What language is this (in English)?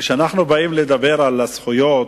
Hebrew